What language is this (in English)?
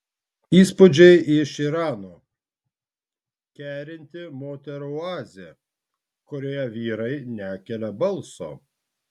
Lithuanian